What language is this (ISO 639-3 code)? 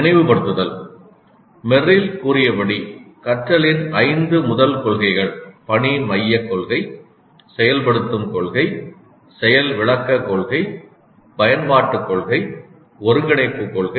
tam